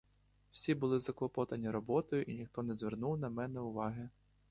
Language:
Ukrainian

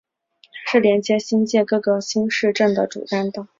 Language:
Chinese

